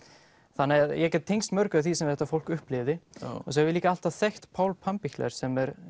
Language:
Icelandic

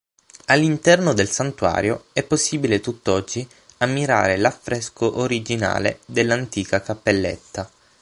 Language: Italian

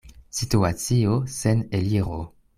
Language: Esperanto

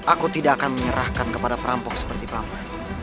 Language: Indonesian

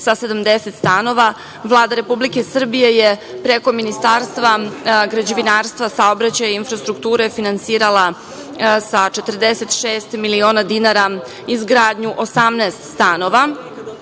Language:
Serbian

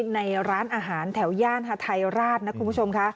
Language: Thai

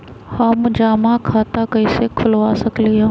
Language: Magahi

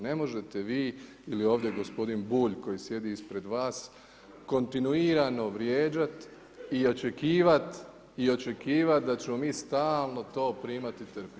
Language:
Croatian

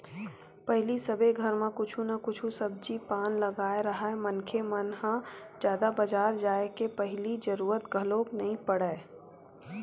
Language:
Chhattisgarhi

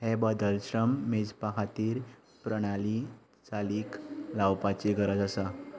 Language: Konkani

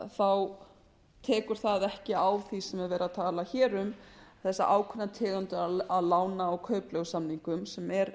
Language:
Icelandic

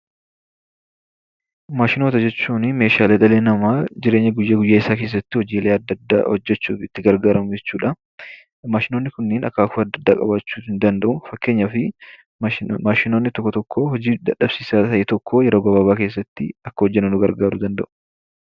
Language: Oromo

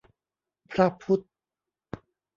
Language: Thai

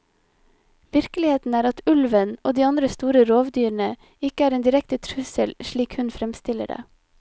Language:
Norwegian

